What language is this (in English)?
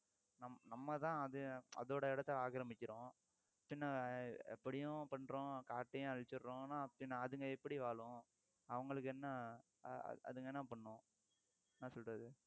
Tamil